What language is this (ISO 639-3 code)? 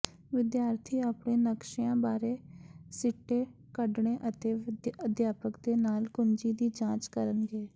pan